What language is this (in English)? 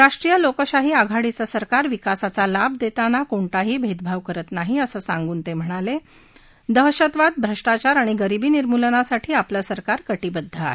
Marathi